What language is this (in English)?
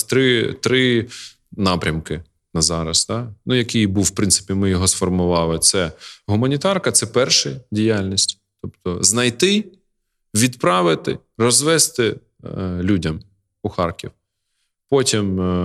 Ukrainian